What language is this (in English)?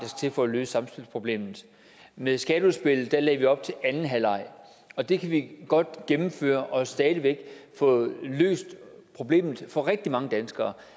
Danish